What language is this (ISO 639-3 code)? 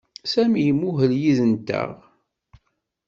kab